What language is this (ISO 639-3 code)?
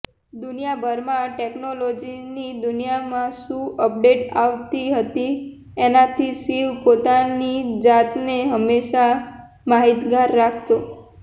guj